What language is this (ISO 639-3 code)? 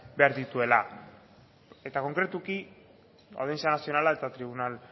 eus